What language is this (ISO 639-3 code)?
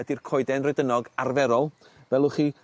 cym